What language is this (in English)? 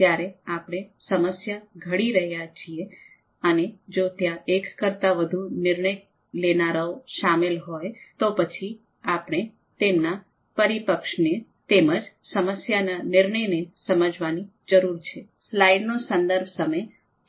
Gujarati